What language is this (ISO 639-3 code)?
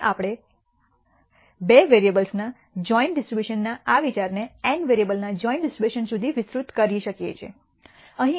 guj